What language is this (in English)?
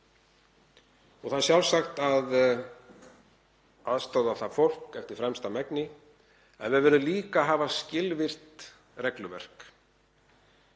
Icelandic